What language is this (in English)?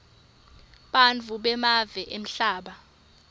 Swati